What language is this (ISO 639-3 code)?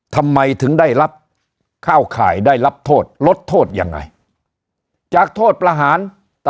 tha